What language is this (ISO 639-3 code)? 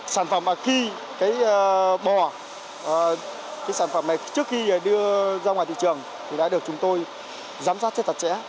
vie